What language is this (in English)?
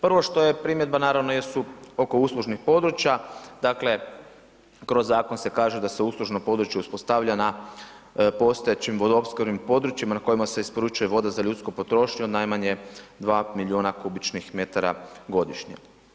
Croatian